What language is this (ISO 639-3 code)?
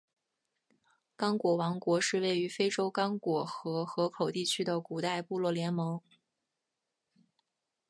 zho